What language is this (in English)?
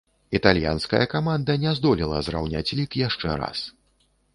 Belarusian